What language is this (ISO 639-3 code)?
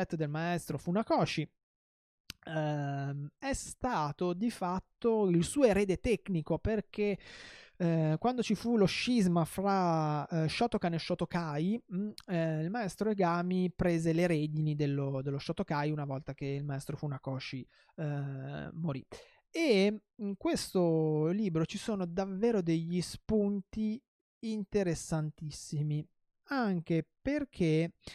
ita